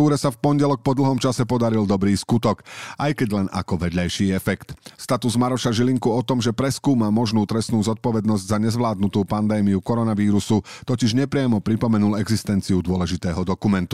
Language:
Slovak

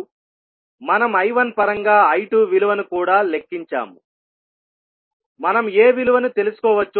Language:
Telugu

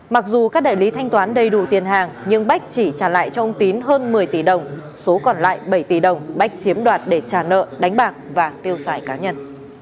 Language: Vietnamese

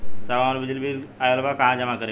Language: Bhojpuri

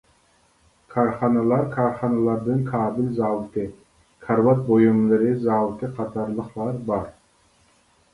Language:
Uyghur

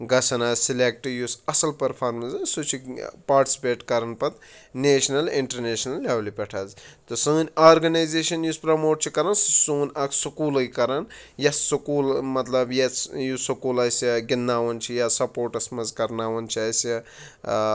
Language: Kashmiri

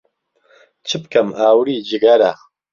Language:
Central Kurdish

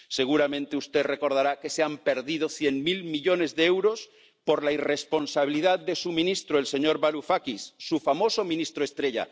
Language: Spanish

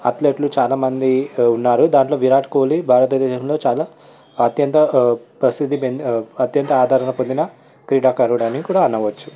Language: Telugu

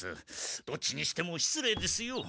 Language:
Japanese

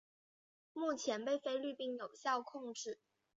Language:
Chinese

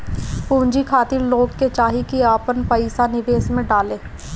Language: Bhojpuri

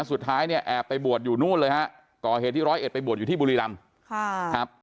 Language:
Thai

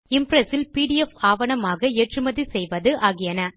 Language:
Tamil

